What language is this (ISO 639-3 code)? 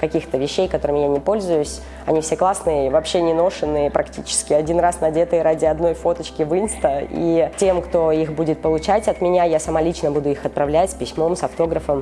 rus